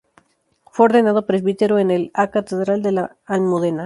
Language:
Spanish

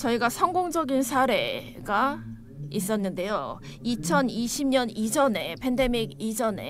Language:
Korean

